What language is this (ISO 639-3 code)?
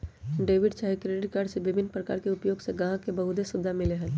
mag